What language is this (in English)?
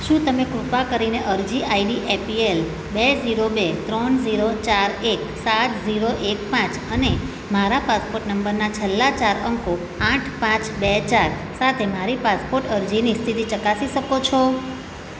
Gujarati